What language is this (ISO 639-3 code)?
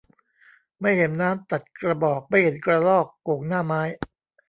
tha